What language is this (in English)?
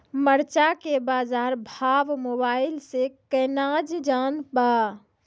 Maithili